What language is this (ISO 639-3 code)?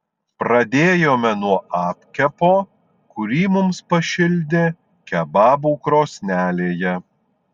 lit